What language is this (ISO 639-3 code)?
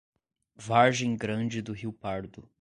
por